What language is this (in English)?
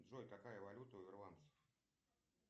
Russian